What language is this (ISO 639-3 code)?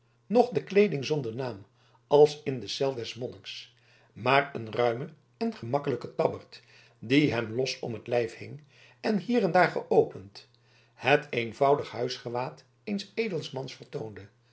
nld